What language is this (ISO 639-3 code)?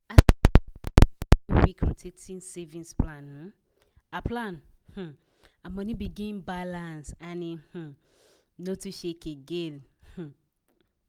pcm